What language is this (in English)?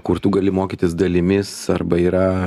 Lithuanian